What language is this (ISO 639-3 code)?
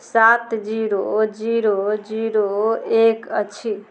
mai